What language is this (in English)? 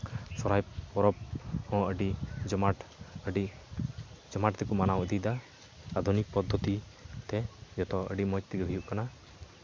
Santali